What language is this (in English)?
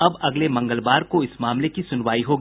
Hindi